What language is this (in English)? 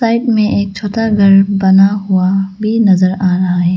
Hindi